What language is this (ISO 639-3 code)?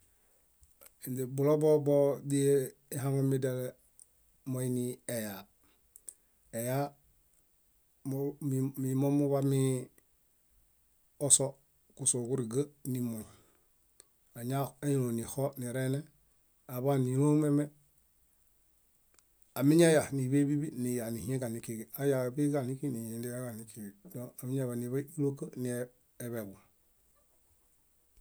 bda